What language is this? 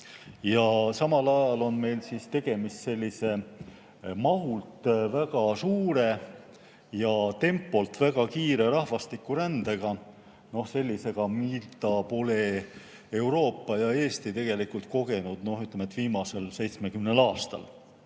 Estonian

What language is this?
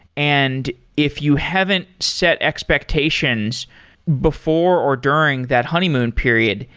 English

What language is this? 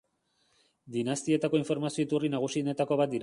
Basque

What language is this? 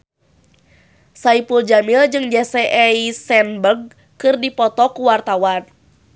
Sundanese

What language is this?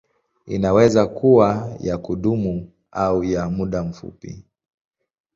Swahili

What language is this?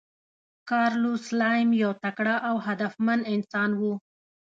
Pashto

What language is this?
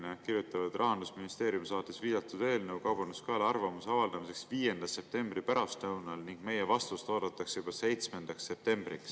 Estonian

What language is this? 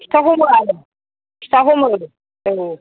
Bodo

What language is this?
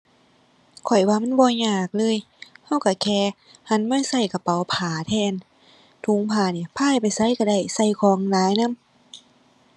Thai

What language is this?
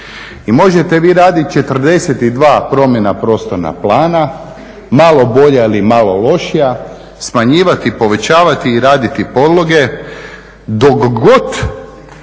Croatian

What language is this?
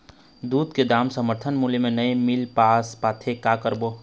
Chhattisgarhi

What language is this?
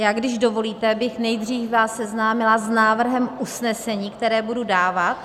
Czech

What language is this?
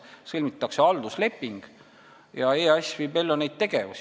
Estonian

